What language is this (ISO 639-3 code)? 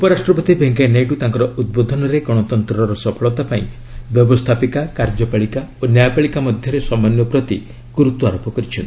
ori